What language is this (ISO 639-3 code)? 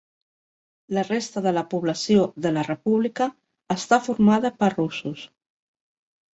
cat